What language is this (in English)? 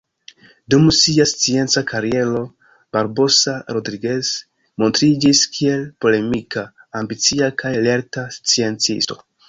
Esperanto